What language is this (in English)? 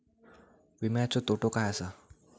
Marathi